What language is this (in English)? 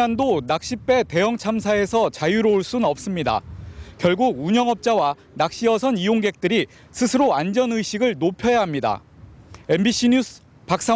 Korean